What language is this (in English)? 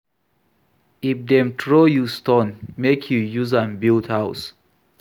Nigerian Pidgin